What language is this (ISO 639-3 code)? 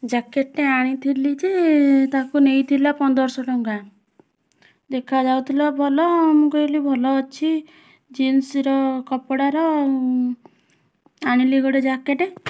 ori